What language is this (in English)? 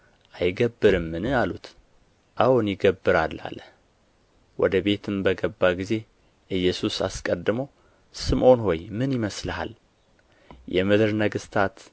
Amharic